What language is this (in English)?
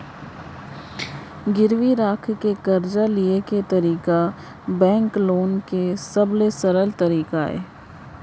Chhattisgarhi